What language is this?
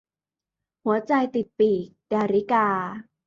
Thai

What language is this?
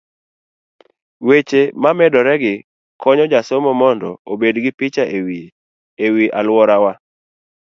Luo (Kenya and Tanzania)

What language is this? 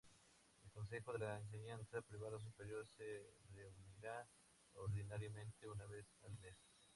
Spanish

